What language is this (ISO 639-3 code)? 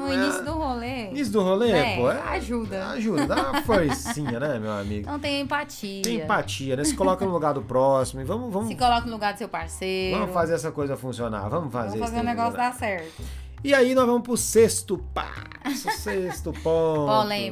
por